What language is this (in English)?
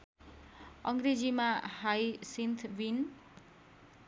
Nepali